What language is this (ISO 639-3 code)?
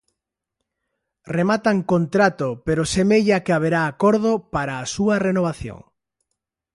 glg